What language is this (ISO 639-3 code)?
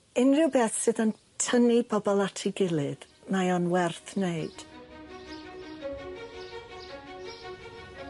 cym